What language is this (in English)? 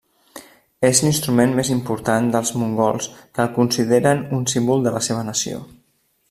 Catalan